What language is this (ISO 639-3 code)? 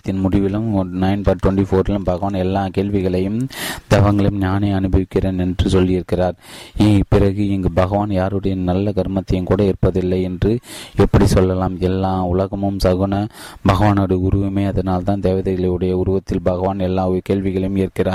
tam